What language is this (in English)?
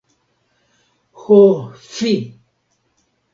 Esperanto